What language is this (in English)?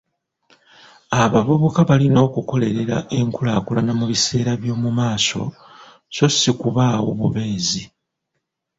Ganda